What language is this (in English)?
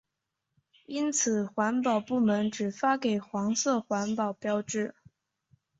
Chinese